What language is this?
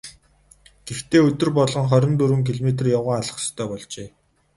Mongolian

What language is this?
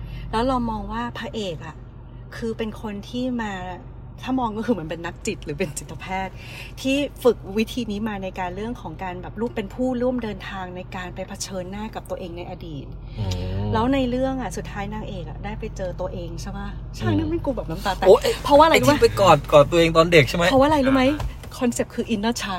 Thai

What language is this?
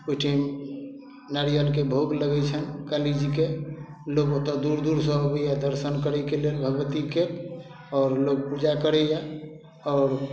Maithili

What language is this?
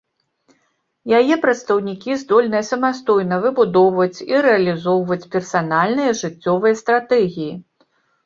Belarusian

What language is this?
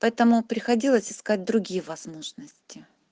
Russian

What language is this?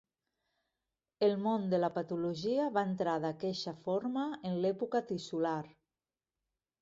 Catalan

